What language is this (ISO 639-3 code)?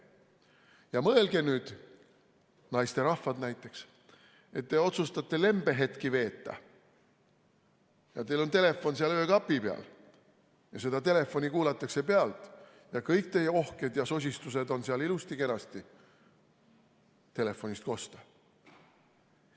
est